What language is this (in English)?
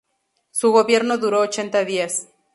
Spanish